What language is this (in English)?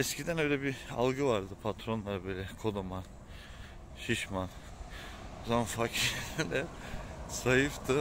Turkish